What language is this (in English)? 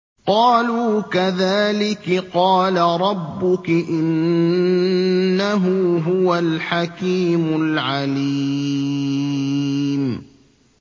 Arabic